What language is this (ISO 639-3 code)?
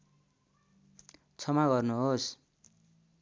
nep